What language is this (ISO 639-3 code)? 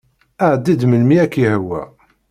kab